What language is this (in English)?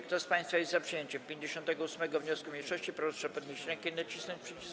Polish